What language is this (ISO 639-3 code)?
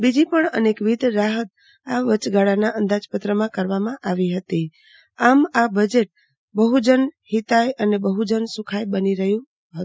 guj